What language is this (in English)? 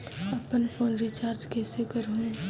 Chhattisgarhi